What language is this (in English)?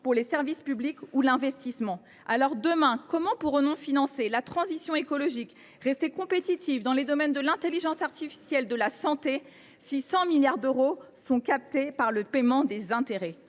French